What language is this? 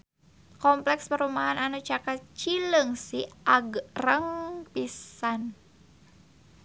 Sundanese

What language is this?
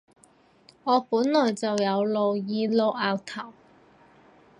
Cantonese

